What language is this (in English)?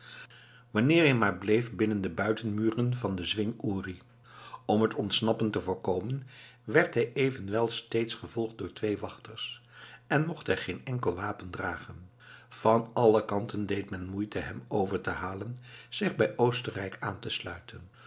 Dutch